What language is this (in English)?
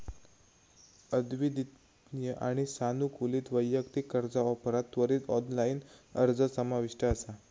Marathi